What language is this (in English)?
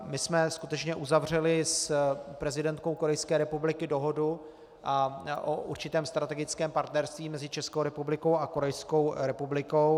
Czech